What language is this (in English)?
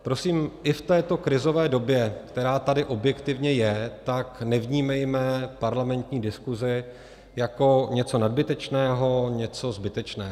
Czech